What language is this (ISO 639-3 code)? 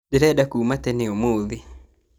kik